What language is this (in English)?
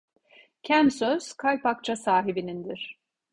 Turkish